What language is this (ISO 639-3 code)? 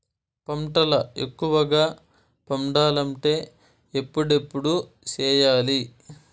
tel